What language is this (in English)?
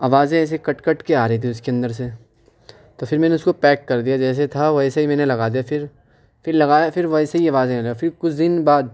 Urdu